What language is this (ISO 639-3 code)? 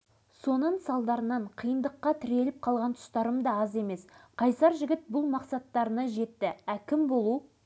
kaz